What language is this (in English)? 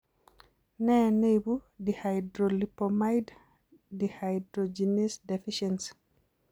Kalenjin